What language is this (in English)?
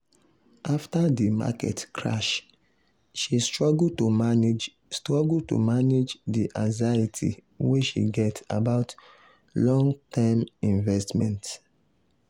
Nigerian Pidgin